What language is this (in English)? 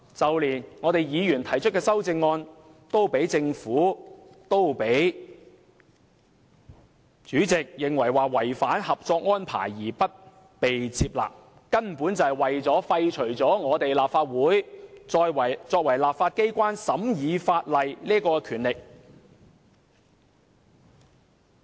Cantonese